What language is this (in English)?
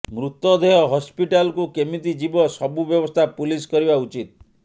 Odia